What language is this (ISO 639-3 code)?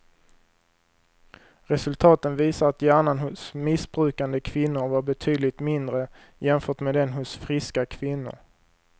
swe